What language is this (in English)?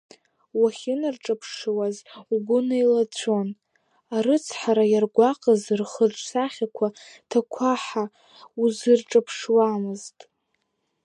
Abkhazian